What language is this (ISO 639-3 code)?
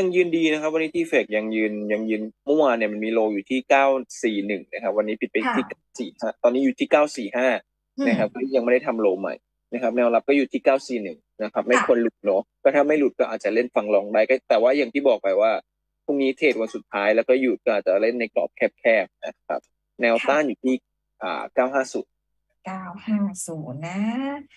tha